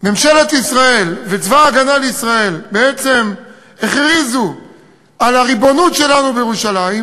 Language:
Hebrew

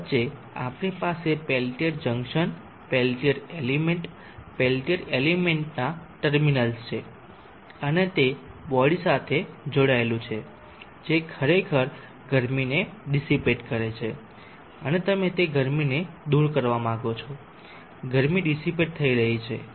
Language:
Gujarati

